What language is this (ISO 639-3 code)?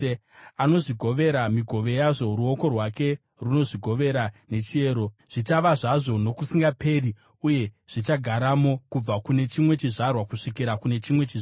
sna